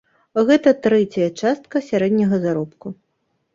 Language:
Belarusian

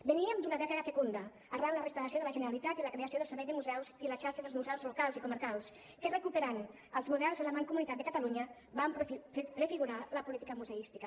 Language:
Catalan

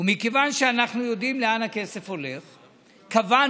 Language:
Hebrew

